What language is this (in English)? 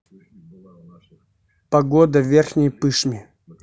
Russian